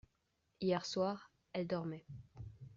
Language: French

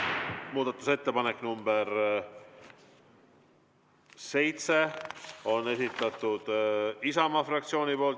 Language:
Estonian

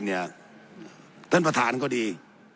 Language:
Thai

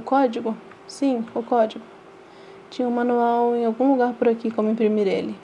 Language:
Portuguese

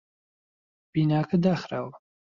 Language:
Central Kurdish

